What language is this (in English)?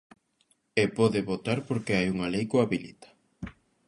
Galician